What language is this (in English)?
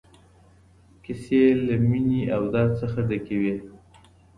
Pashto